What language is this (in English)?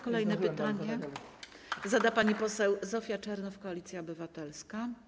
Polish